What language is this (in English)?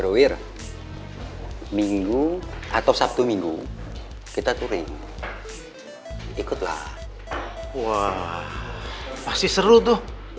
Indonesian